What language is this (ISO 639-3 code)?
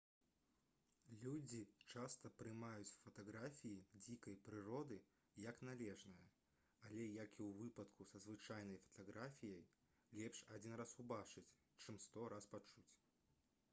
bel